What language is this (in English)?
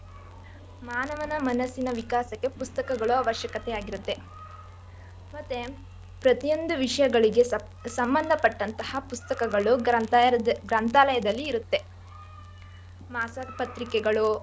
Kannada